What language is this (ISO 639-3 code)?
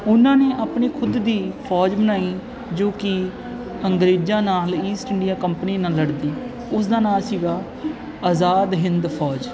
pan